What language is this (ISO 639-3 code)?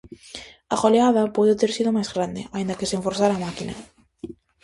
glg